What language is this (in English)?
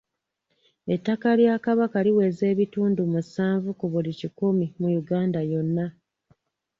Ganda